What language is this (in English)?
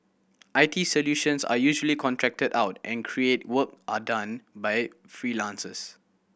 English